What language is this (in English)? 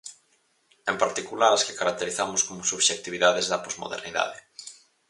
Galician